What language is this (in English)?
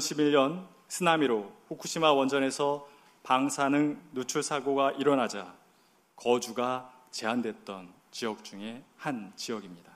Korean